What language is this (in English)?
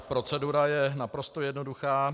Czech